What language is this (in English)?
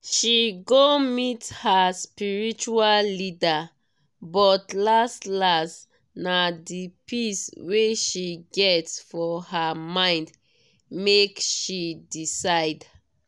Nigerian Pidgin